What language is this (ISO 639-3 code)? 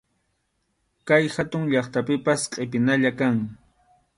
qxu